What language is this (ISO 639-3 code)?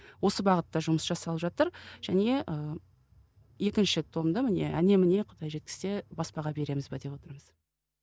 kaz